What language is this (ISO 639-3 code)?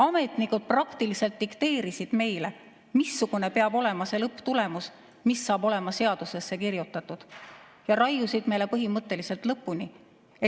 est